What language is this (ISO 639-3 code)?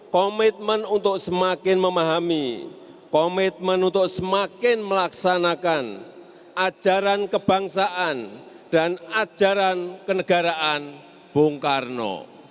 ind